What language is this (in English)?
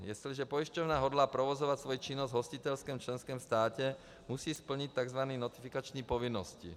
Czech